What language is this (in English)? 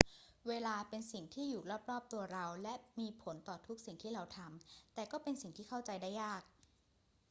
Thai